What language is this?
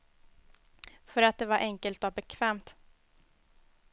Swedish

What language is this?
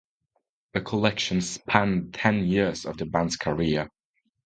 English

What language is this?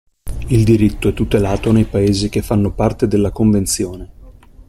Italian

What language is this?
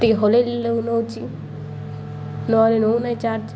Odia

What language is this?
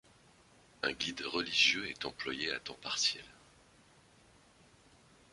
French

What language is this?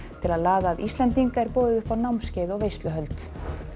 Icelandic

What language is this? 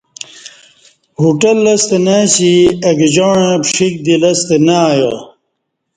Kati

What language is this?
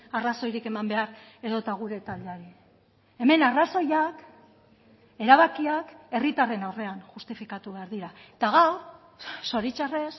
Basque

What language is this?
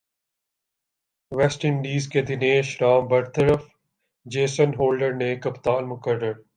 Urdu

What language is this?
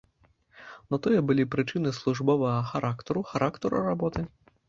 Belarusian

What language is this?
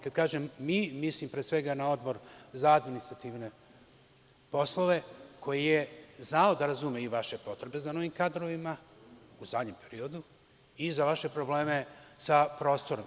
Serbian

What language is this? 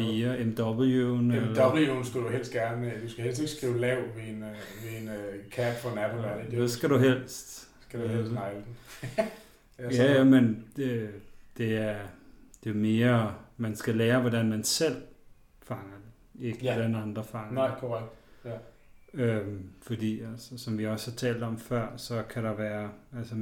Danish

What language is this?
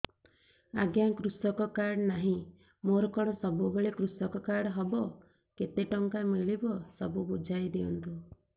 Odia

